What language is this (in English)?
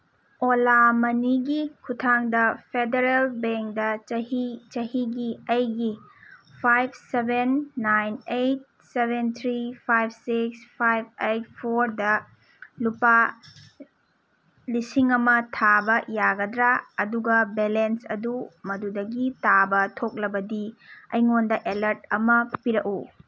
Manipuri